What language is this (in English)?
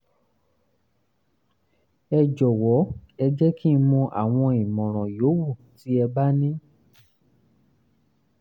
Yoruba